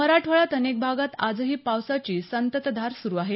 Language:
Marathi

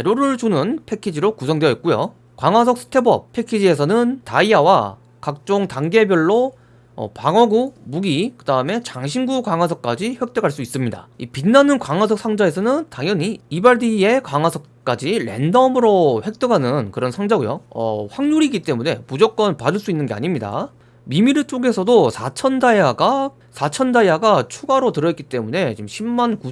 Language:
Korean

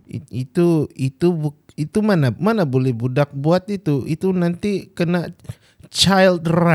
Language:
Malay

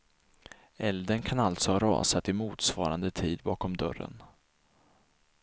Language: Swedish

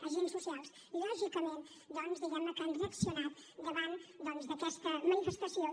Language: Catalan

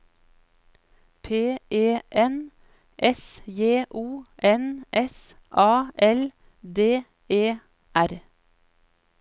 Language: Norwegian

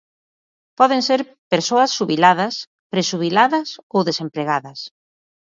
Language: Galician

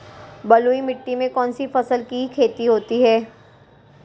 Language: Hindi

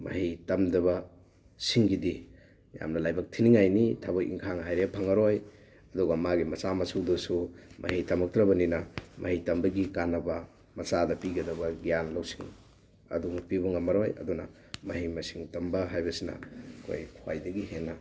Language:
Manipuri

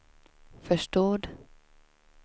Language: Swedish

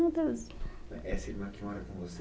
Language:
Portuguese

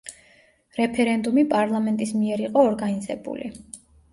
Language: Georgian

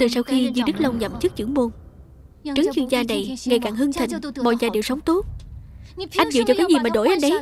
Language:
Vietnamese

